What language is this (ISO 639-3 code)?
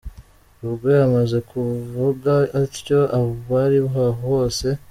kin